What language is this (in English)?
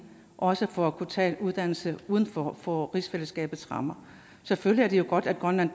Danish